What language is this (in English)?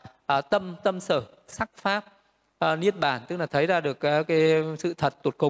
Vietnamese